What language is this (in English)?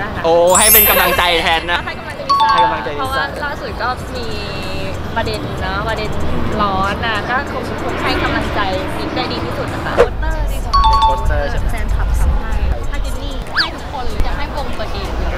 Thai